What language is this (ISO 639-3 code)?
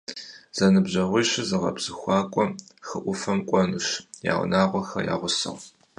kbd